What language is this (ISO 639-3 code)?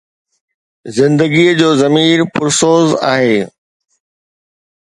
snd